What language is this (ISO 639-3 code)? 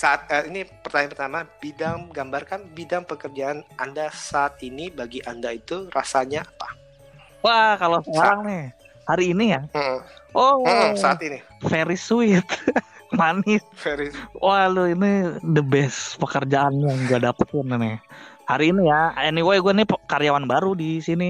ind